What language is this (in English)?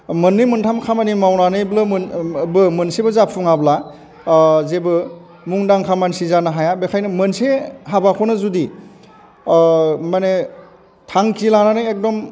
Bodo